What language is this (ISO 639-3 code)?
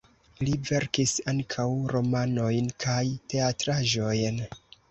epo